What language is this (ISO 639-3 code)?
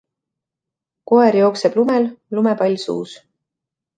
est